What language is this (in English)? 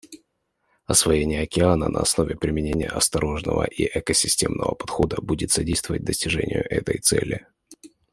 Russian